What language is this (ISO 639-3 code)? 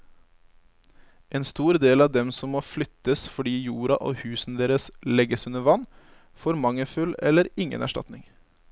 nor